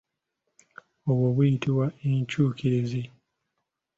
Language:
Ganda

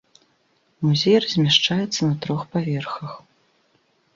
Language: Belarusian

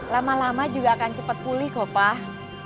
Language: Indonesian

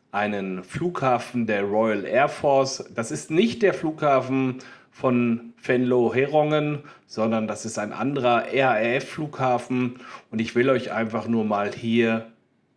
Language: German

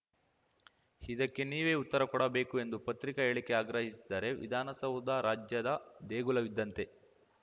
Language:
Kannada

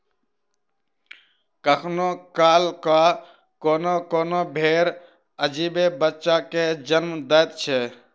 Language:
Maithili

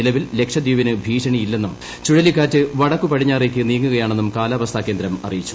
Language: Malayalam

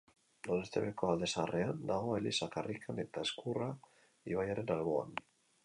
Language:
Basque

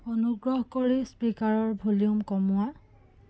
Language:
Assamese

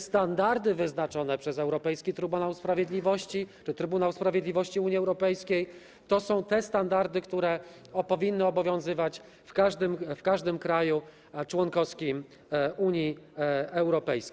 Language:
Polish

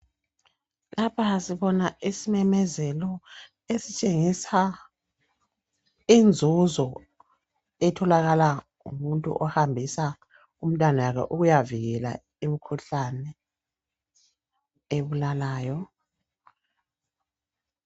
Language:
North Ndebele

